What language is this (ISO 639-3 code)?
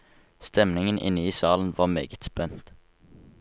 nor